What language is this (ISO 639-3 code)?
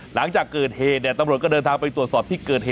tha